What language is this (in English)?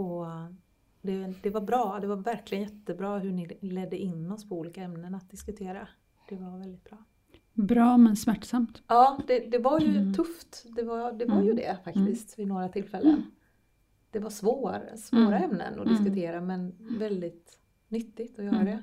Swedish